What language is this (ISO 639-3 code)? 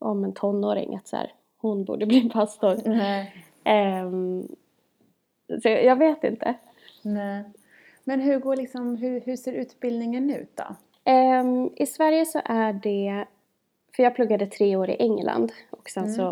swe